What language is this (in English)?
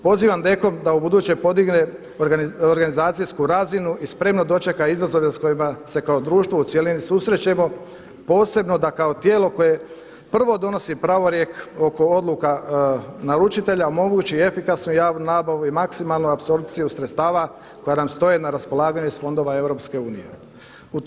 Croatian